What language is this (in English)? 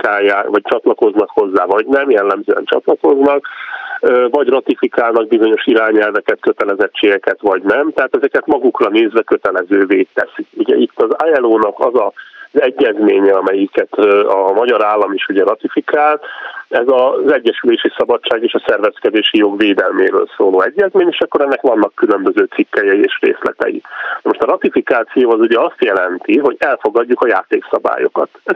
Hungarian